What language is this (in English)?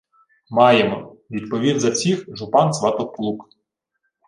Ukrainian